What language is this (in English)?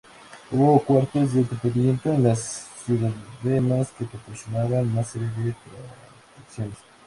Spanish